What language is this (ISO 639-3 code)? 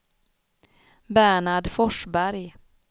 swe